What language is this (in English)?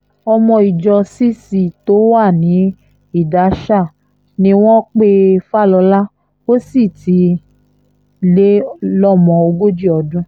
Yoruba